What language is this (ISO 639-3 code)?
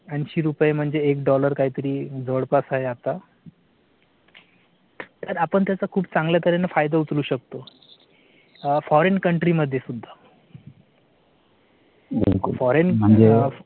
mar